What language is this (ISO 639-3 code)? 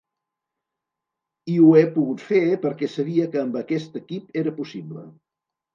cat